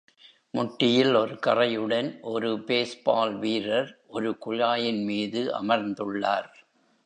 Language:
Tamil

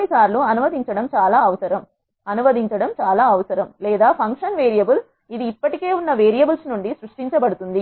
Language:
Telugu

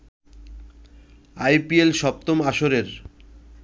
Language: Bangla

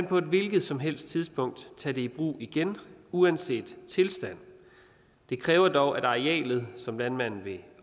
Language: Danish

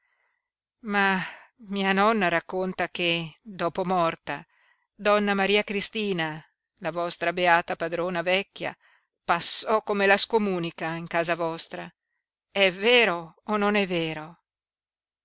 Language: Italian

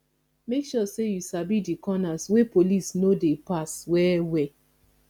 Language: Nigerian Pidgin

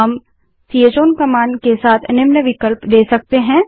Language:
Hindi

